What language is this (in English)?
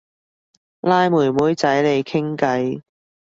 Cantonese